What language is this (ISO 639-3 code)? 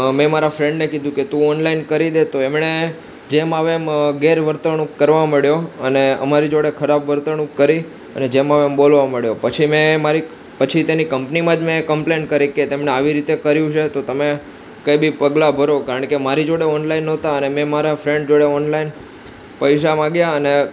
guj